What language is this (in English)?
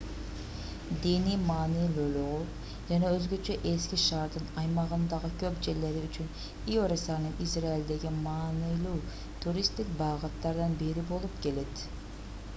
Kyrgyz